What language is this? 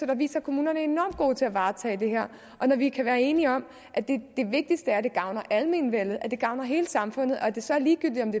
Danish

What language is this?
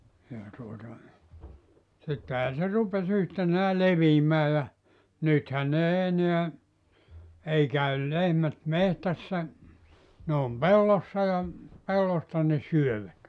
Finnish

